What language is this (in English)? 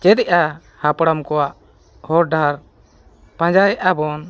Santali